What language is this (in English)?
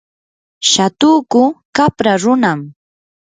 Yanahuanca Pasco Quechua